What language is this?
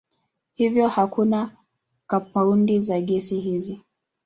Swahili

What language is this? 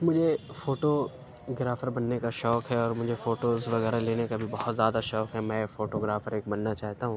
Urdu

